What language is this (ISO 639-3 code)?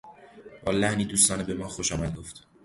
fas